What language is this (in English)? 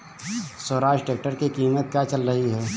Hindi